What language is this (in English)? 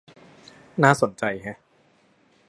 Thai